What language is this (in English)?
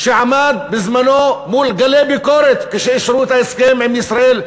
Hebrew